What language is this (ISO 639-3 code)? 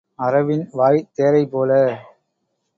tam